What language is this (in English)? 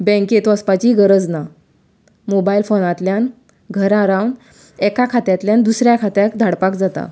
Konkani